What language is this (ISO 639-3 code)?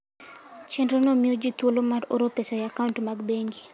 luo